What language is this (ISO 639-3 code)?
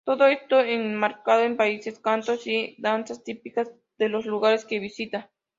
spa